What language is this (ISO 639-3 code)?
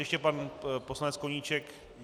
ces